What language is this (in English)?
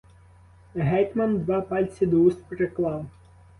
Ukrainian